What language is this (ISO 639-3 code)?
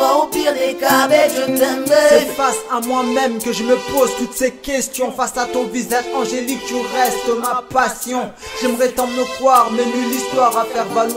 fra